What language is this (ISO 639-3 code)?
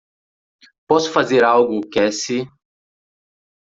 por